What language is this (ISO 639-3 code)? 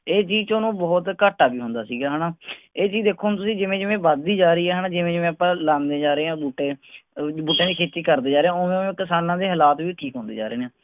pan